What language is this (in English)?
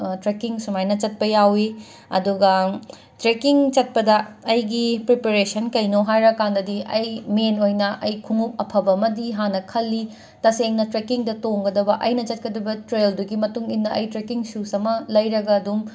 Manipuri